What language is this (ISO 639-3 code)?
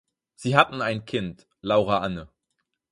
deu